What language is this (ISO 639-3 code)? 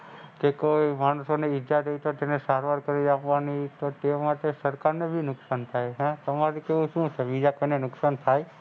guj